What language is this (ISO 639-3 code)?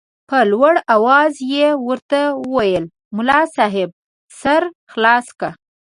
pus